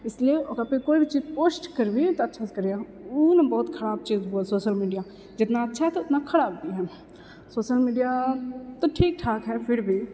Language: Maithili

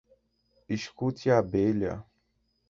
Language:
Portuguese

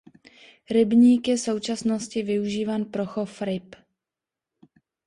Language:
Czech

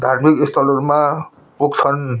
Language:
Nepali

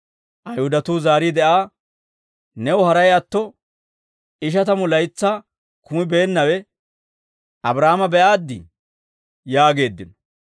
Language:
Dawro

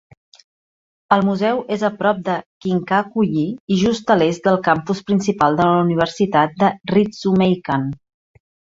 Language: Catalan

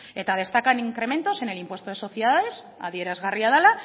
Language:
Spanish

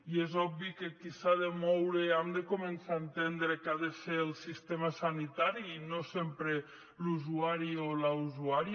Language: Catalan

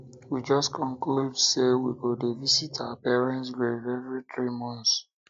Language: Nigerian Pidgin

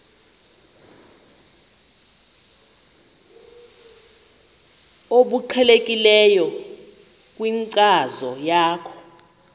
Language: Xhosa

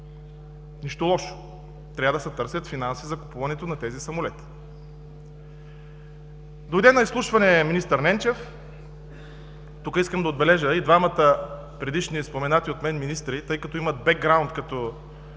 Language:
Bulgarian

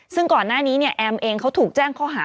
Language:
Thai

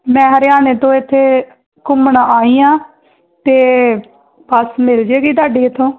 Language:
Punjabi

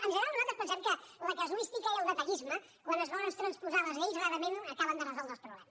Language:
Catalan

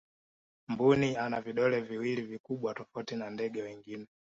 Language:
Swahili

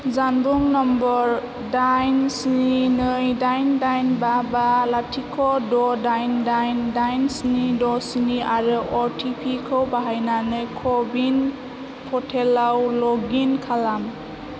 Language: Bodo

